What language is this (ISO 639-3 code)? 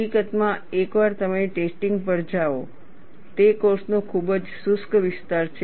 guj